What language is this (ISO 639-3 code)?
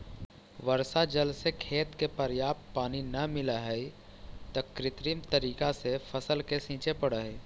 mag